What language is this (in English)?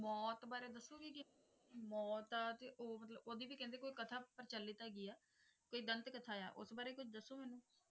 Punjabi